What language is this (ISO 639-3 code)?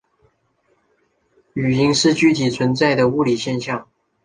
zho